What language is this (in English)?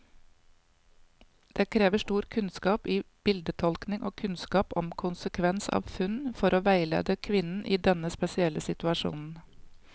Norwegian